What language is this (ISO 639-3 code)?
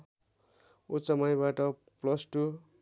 nep